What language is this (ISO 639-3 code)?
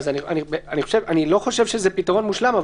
heb